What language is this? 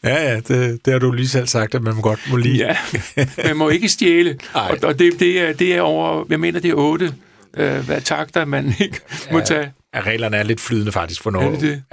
Danish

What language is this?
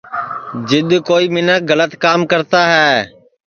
Sansi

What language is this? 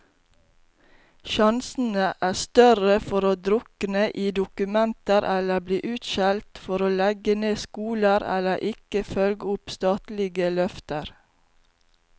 Norwegian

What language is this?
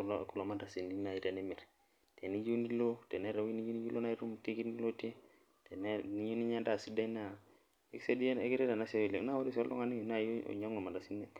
Masai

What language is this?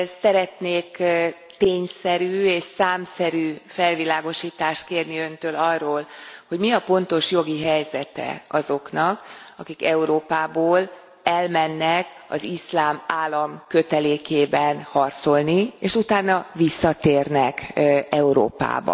Hungarian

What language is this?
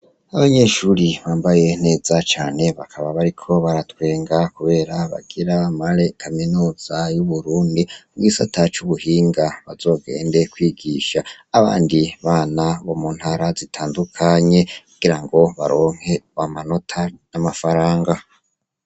Rundi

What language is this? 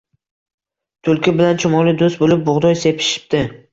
Uzbek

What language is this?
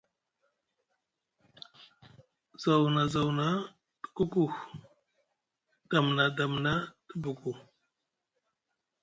Musgu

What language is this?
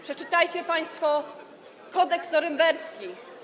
Polish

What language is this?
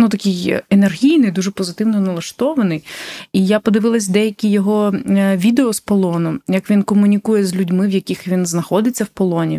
Ukrainian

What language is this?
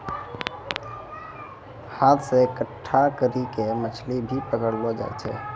Maithili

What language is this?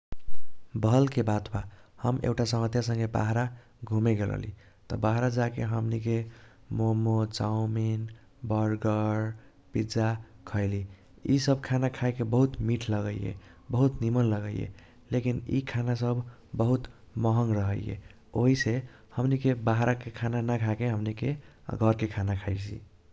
Kochila Tharu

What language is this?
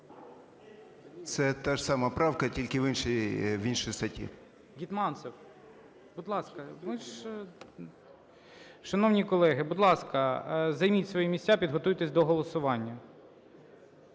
Ukrainian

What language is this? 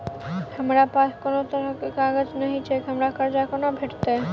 Maithili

